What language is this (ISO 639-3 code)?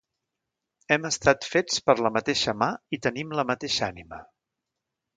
cat